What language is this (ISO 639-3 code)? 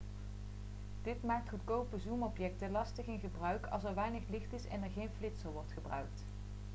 nld